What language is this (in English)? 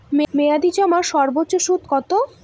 Bangla